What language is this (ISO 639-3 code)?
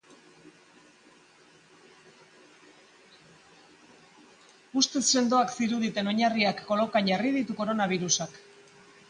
eus